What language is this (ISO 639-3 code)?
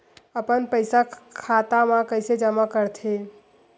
hne